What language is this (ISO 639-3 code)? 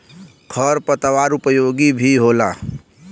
bho